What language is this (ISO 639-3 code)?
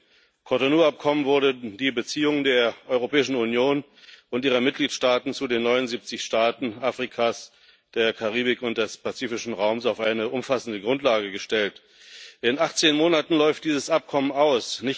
deu